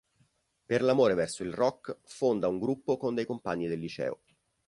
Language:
Italian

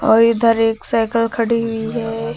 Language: Hindi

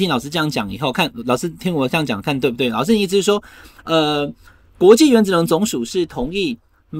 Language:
Chinese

